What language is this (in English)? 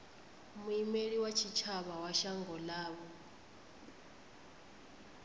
Venda